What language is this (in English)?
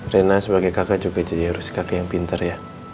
Indonesian